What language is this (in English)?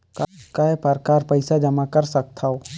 Chhattisgarhi